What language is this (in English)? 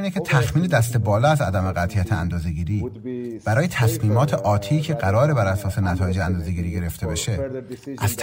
Persian